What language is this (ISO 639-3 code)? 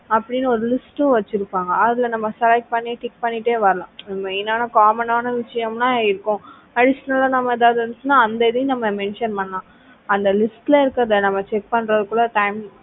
tam